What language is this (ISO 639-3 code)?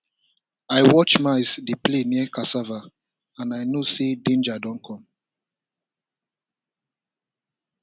pcm